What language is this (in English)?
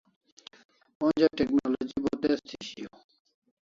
Kalasha